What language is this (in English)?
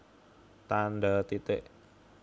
Javanese